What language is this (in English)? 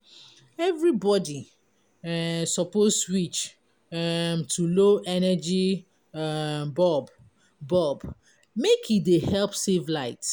Nigerian Pidgin